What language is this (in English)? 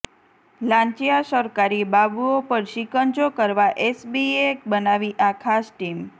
Gujarati